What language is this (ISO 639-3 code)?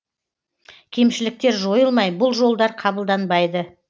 kaz